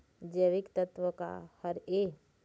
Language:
Chhattisgarhi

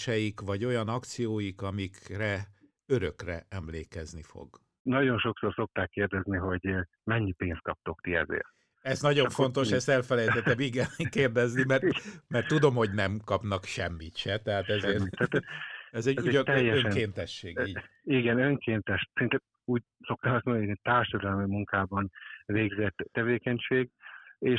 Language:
Hungarian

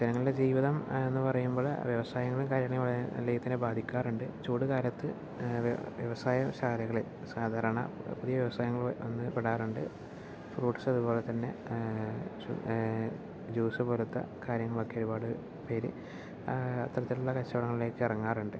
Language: Malayalam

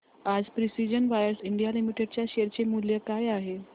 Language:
Marathi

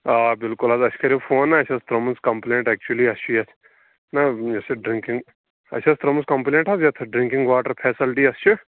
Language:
Kashmiri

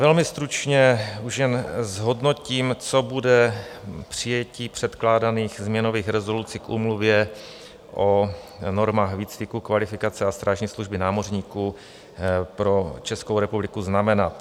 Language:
Czech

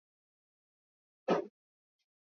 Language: Swahili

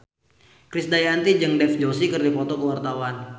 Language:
Sundanese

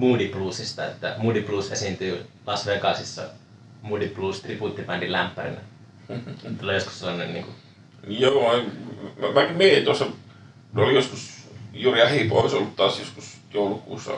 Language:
Finnish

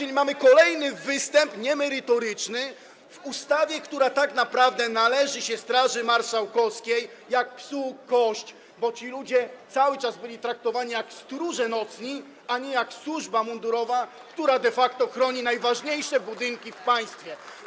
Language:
Polish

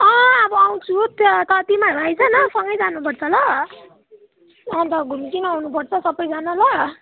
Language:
Nepali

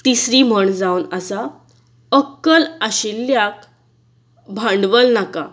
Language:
Konkani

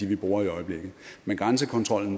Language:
Danish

